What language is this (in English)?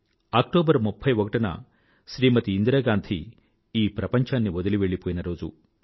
Telugu